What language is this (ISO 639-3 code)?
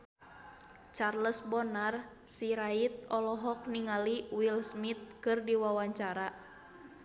sun